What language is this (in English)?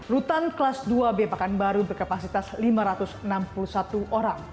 Indonesian